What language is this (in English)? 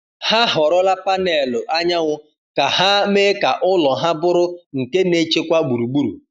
Igbo